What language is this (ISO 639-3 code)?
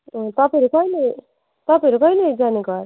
nep